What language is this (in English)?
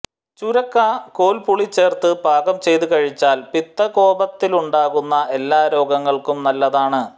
Malayalam